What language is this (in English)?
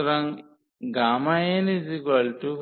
Bangla